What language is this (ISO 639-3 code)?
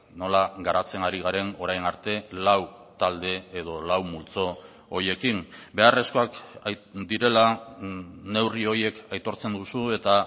eus